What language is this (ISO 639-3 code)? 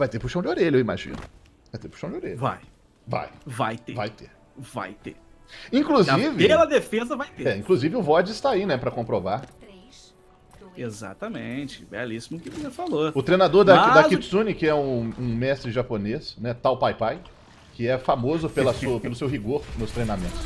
por